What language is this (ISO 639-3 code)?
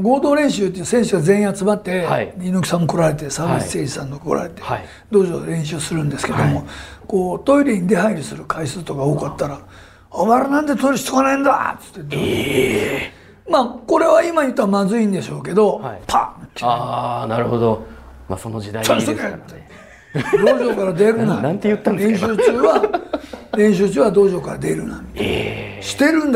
jpn